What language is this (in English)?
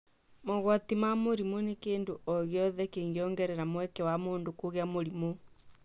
Kikuyu